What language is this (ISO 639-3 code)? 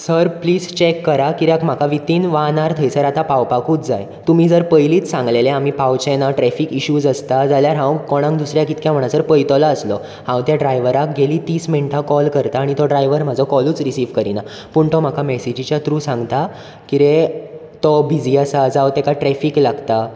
kok